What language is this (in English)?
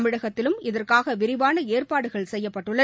Tamil